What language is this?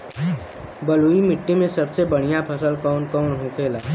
Bhojpuri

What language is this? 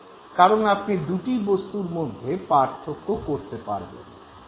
Bangla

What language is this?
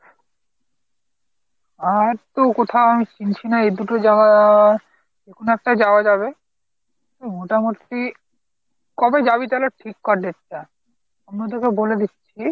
Bangla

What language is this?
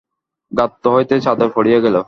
Bangla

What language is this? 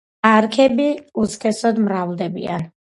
Georgian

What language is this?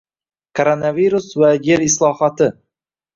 Uzbek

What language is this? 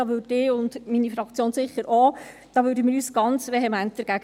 Swiss German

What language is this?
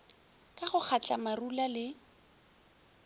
Northern Sotho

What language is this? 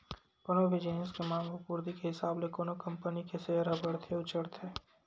Chhattisgarhi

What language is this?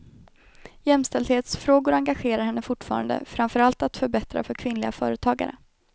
Swedish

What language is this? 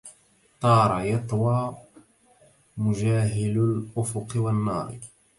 Arabic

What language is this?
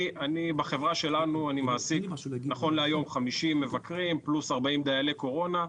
Hebrew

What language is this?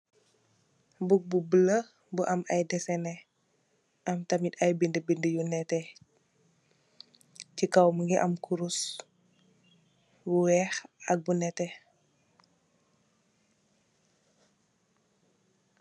Wolof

